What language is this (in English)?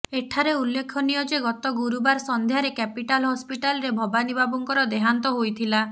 Odia